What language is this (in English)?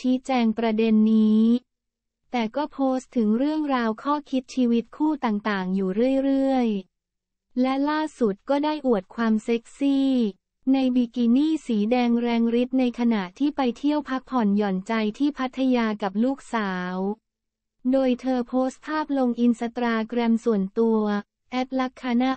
Thai